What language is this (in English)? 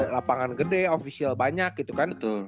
Indonesian